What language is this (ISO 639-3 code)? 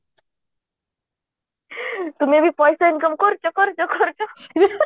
ori